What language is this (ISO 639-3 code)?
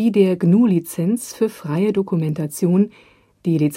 deu